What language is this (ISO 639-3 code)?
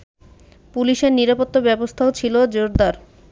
ben